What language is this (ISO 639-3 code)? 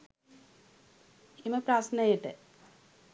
sin